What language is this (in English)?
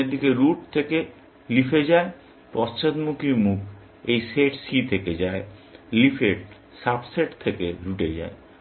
Bangla